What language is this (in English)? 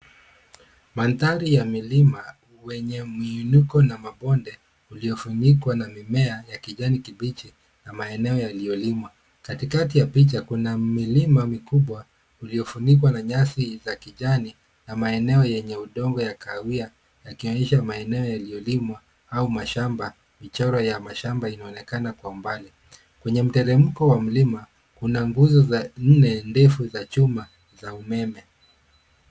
Swahili